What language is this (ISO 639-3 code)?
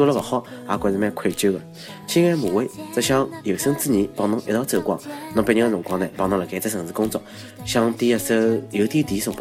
zho